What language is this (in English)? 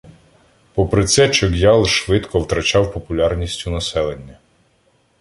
Ukrainian